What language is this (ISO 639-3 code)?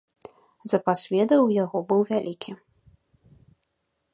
bel